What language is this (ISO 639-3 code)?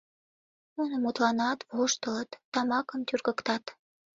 chm